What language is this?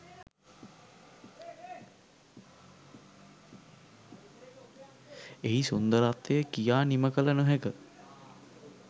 Sinhala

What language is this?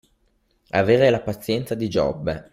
Italian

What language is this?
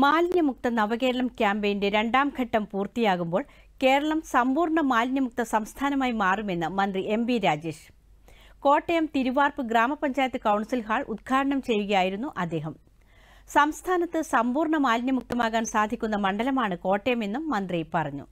Malayalam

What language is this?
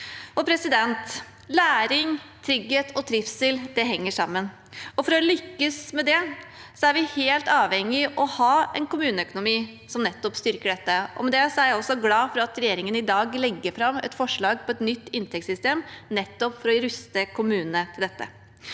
Norwegian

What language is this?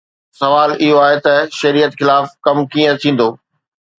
Sindhi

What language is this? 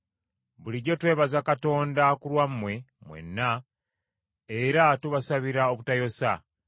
Ganda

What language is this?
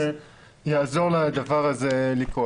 Hebrew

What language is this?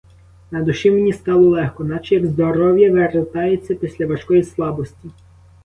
Ukrainian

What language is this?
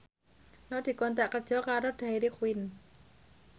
Javanese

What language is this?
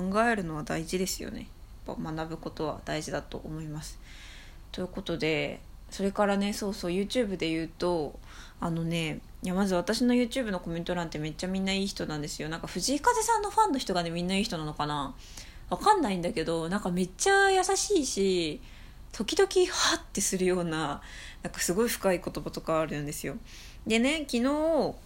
Japanese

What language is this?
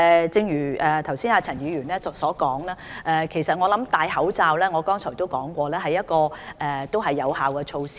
Cantonese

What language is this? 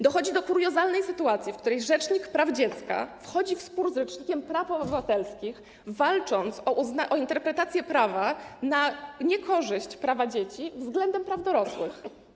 Polish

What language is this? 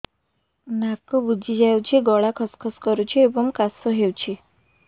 Odia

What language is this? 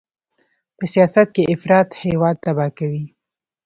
Pashto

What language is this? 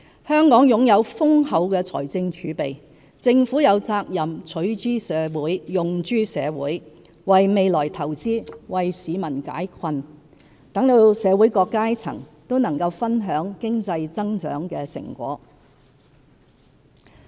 Cantonese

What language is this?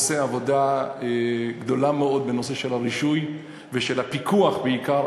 Hebrew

